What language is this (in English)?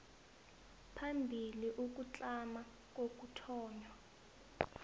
South Ndebele